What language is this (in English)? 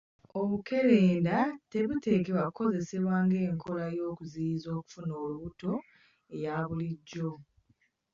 Ganda